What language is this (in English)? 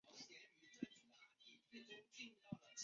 Chinese